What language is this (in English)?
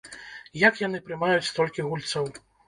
Belarusian